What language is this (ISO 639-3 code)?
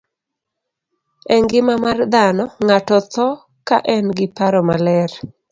luo